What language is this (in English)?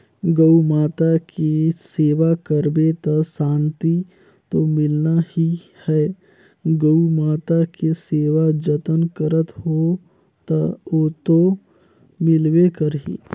Chhattisgarhi